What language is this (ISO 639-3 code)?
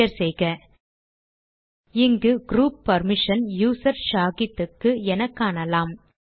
tam